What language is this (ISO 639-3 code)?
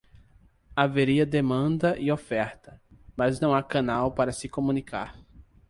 por